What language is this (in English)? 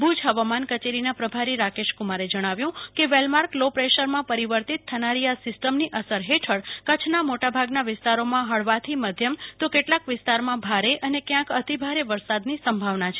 Gujarati